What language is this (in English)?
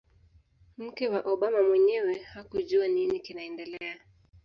Swahili